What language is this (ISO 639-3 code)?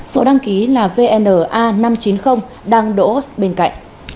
vie